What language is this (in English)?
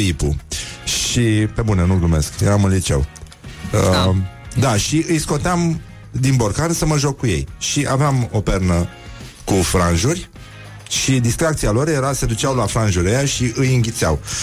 Romanian